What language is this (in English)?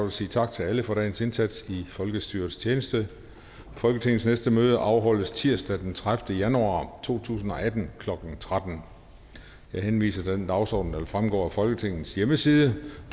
Danish